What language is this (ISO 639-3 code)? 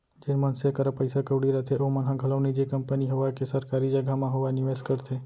hne